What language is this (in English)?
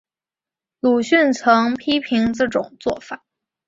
Chinese